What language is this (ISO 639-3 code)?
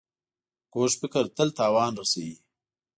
pus